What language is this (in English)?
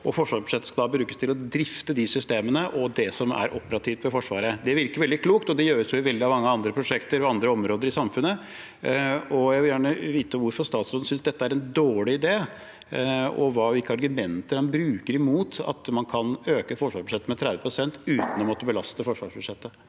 Norwegian